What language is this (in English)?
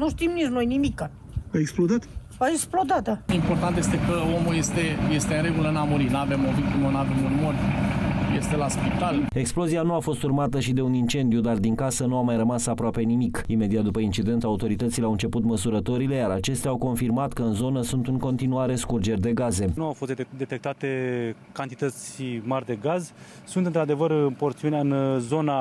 Romanian